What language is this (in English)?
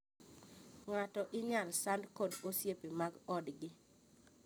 Luo (Kenya and Tanzania)